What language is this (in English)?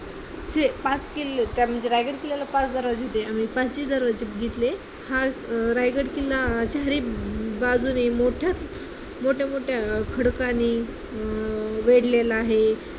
Marathi